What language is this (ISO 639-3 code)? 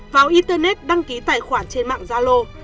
vie